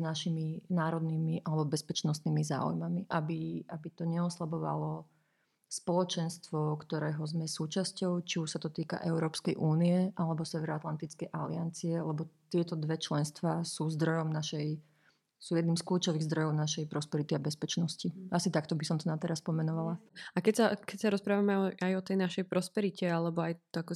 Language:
Slovak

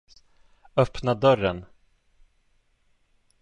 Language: Swedish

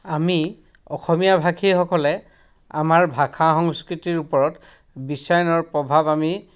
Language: Assamese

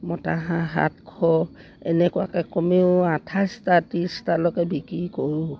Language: Assamese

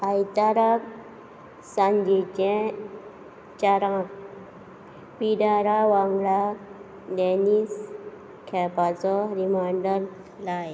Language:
Konkani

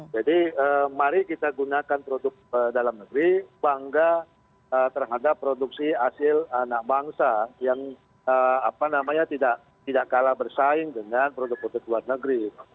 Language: Indonesian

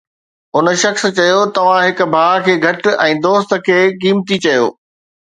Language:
Sindhi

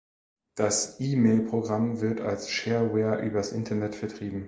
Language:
German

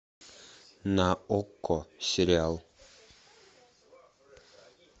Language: Russian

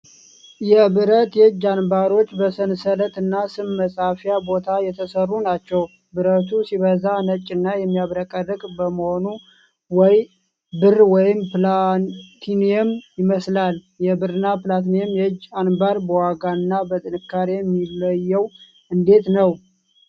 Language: Amharic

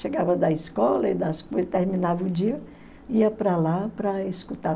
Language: Portuguese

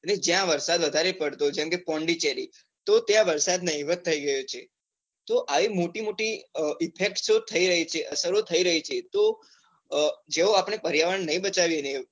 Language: Gujarati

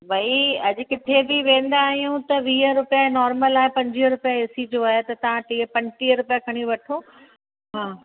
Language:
Sindhi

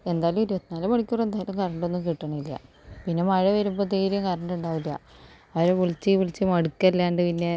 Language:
Malayalam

